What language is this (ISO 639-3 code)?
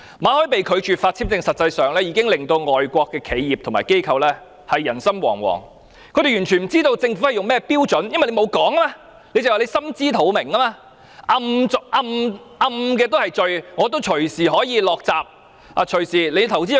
yue